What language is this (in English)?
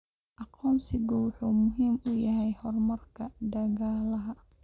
Somali